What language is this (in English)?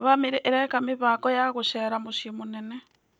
Kikuyu